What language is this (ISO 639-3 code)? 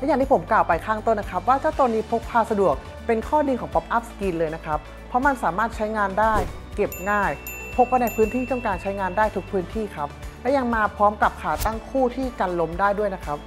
tha